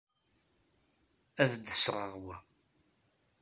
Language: Kabyle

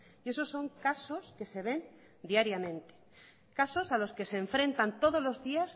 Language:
Spanish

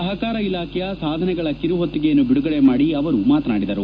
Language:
Kannada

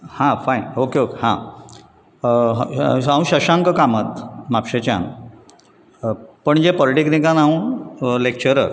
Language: Konkani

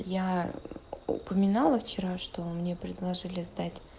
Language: Russian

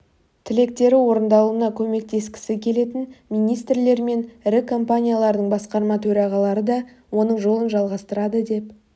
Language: Kazakh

